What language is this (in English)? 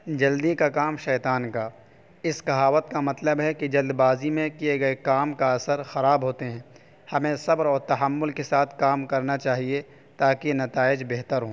Urdu